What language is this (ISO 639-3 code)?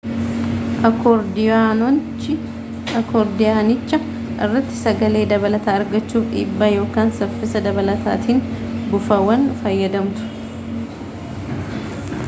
orm